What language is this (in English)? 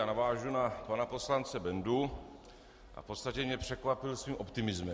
Czech